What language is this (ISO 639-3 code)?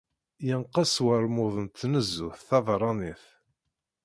kab